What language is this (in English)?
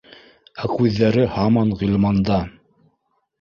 Bashkir